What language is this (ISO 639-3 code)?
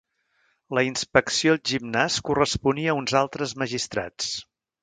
cat